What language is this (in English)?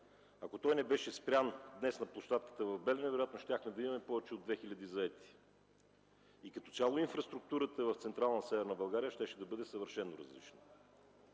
Bulgarian